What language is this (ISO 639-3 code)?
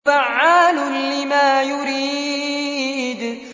ara